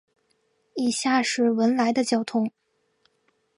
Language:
Chinese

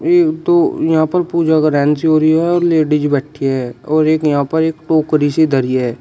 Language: Hindi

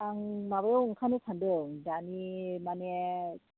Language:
Bodo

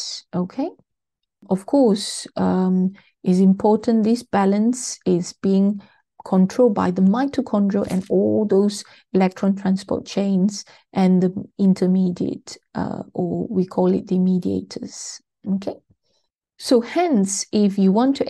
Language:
English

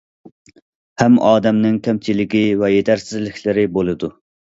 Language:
Uyghur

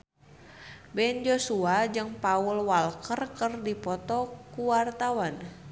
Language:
Sundanese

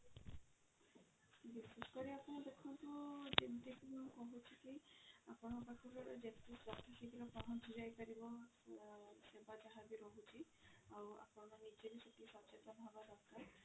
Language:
Odia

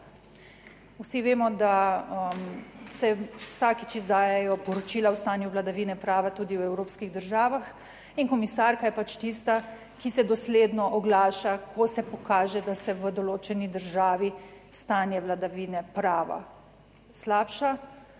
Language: Slovenian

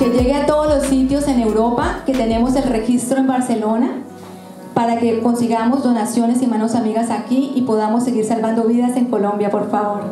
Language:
Spanish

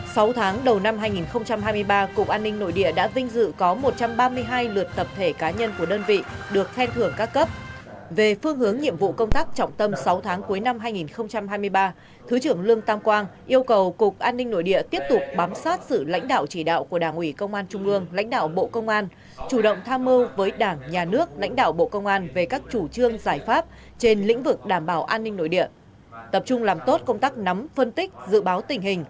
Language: Vietnamese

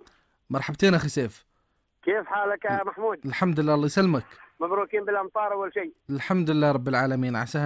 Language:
Arabic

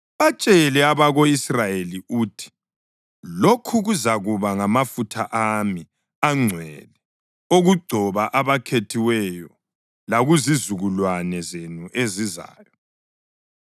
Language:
North Ndebele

